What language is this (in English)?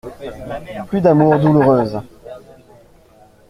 French